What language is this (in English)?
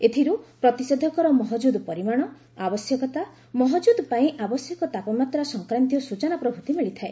Odia